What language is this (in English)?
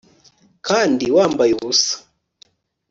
Kinyarwanda